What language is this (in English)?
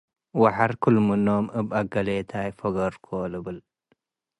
Tigre